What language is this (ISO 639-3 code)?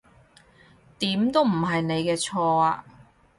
yue